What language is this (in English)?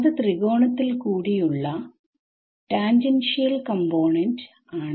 Malayalam